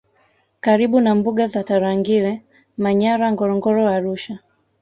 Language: Swahili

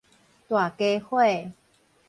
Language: Min Nan Chinese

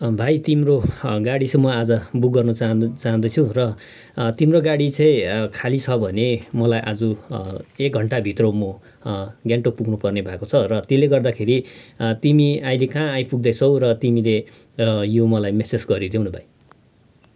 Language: Nepali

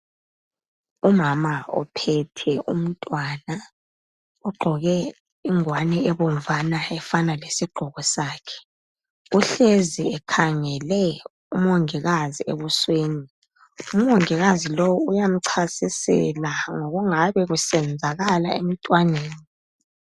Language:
North Ndebele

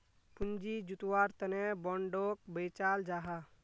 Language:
Magahi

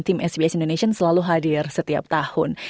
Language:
Indonesian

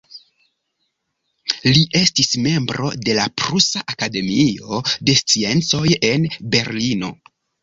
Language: Esperanto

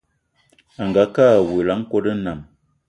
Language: Eton (Cameroon)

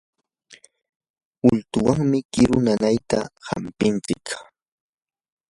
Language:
Yanahuanca Pasco Quechua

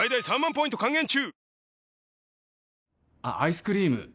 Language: Japanese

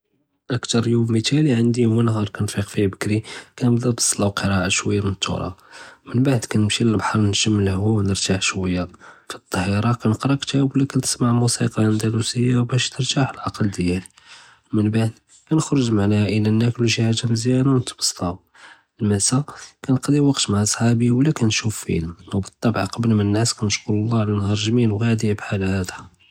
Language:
Judeo-Arabic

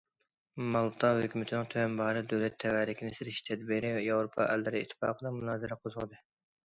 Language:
Uyghur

